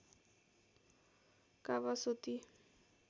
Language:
Nepali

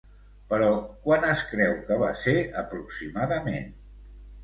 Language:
Catalan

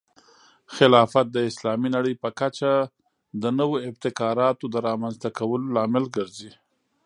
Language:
Pashto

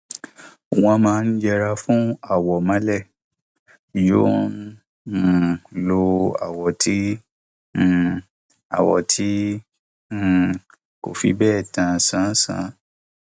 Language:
Yoruba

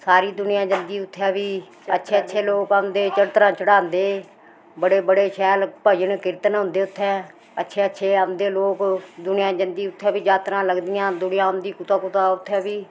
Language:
Dogri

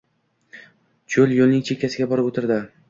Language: Uzbek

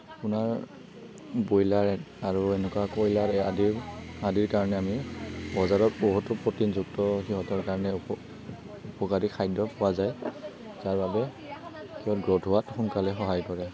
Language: Assamese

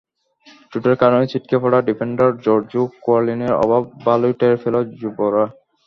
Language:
Bangla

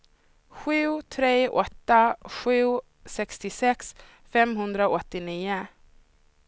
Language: Swedish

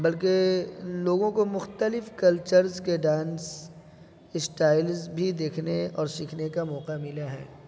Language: Urdu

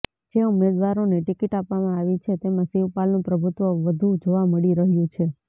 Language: Gujarati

